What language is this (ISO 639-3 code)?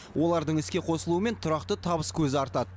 kaz